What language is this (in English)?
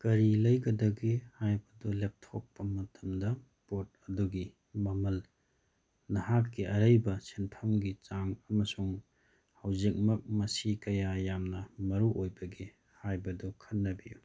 Manipuri